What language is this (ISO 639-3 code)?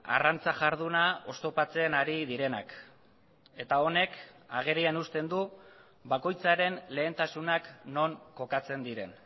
eus